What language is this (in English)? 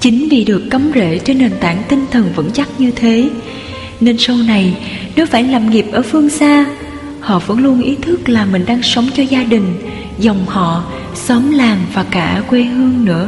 Vietnamese